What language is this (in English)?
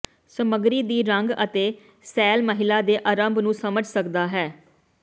Punjabi